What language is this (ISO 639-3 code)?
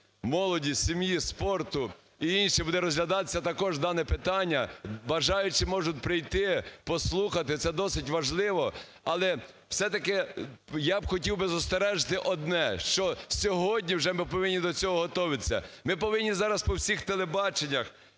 ukr